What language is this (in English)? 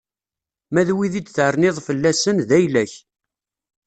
Kabyle